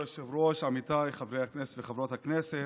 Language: Hebrew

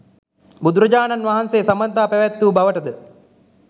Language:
Sinhala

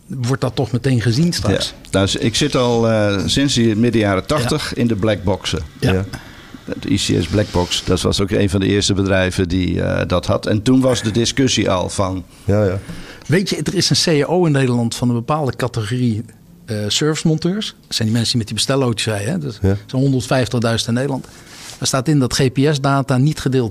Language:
Dutch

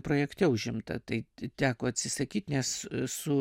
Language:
Lithuanian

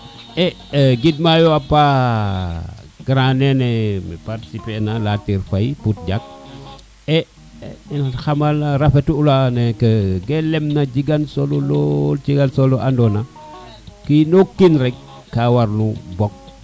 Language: Serer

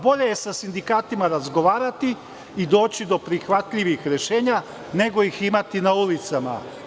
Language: Serbian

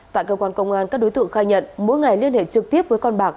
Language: Vietnamese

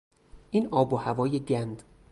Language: Persian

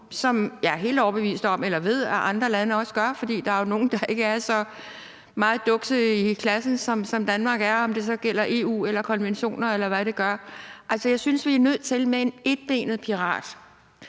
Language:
Danish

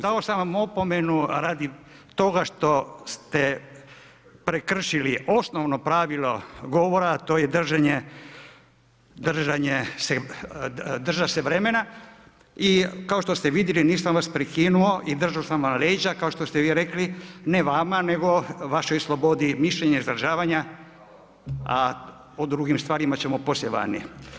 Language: Croatian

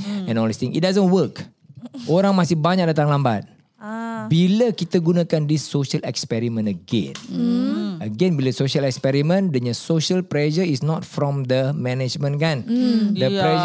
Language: Malay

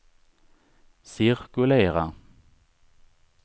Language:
Swedish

